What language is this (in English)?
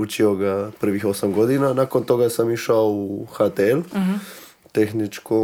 Croatian